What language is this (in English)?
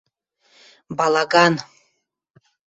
Western Mari